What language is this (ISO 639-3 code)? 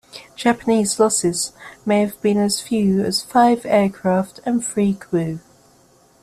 eng